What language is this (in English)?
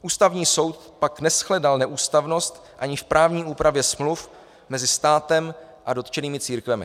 Czech